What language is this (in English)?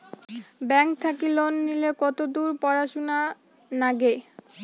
Bangla